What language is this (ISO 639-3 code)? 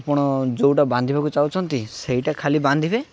ori